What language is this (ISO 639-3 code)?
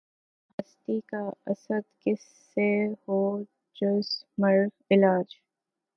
urd